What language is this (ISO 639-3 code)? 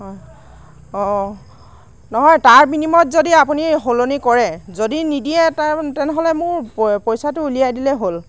asm